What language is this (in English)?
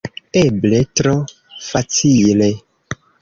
Esperanto